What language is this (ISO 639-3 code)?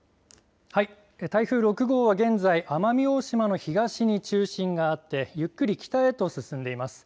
jpn